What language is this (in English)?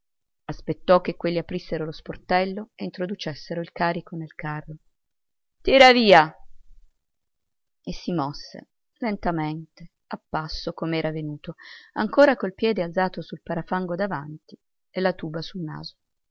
Italian